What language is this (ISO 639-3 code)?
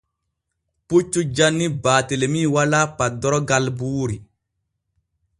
fue